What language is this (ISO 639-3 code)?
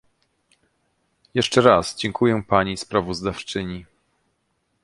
pol